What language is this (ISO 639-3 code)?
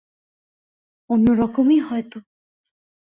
ben